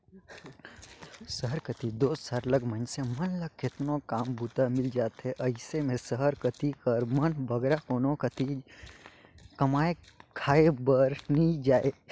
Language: Chhattisgarhi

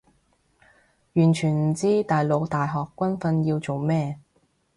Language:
Cantonese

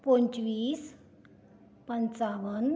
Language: Konkani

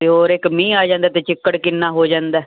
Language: Punjabi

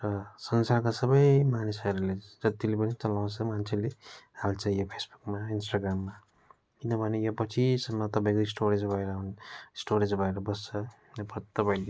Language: Nepali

